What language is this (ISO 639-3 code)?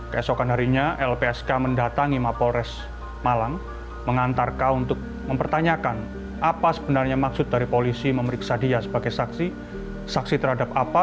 ind